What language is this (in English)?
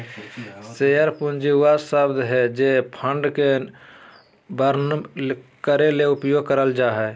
Magahi